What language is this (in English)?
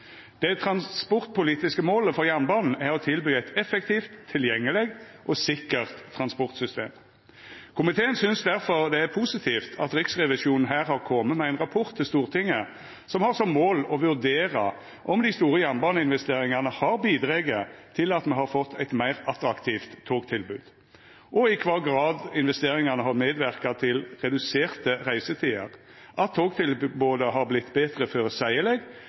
Norwegian Nynorsk